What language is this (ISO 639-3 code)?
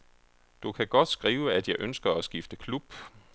dan